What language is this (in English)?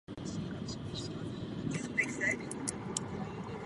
Czech